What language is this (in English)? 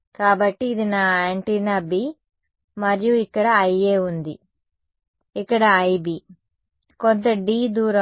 Telugu